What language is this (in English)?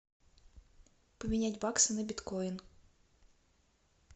Russian